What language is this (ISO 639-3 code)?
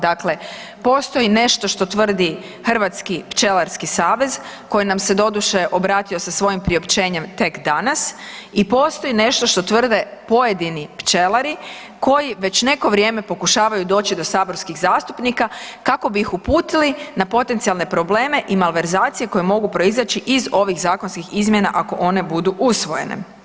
hrv